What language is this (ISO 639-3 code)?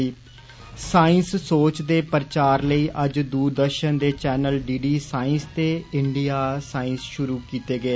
doi